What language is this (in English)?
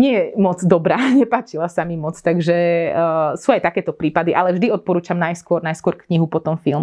Slovak